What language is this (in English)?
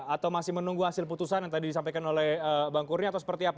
Indonesian